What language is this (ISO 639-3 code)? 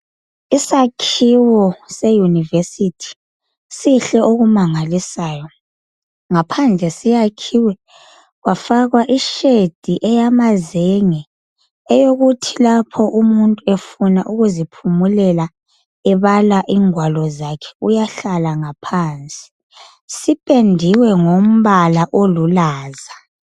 nde